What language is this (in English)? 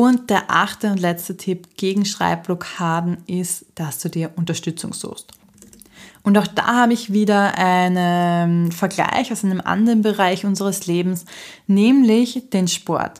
German